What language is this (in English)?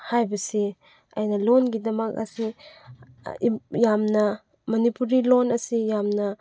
Manipuri